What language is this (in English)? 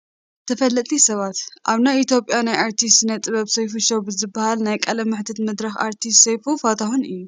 Tigrinya